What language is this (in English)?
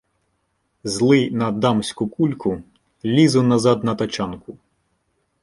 Ukrainian